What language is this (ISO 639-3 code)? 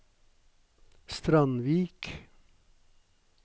nor